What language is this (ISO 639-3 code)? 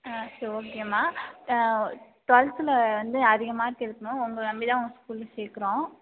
tam